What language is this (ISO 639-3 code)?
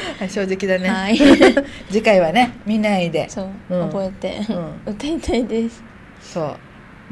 jpn